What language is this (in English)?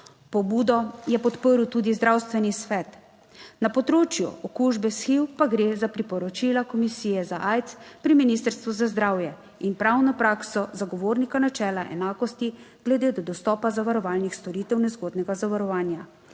Slovenian